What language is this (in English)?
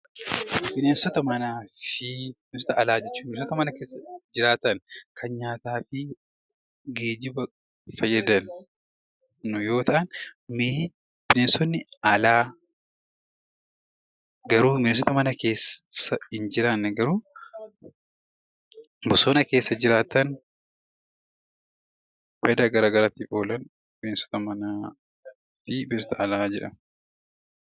Oromo